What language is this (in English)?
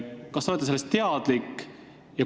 Estonian